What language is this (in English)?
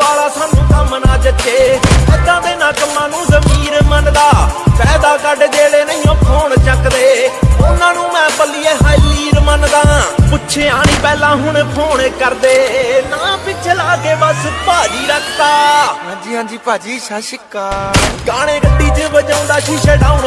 Hindi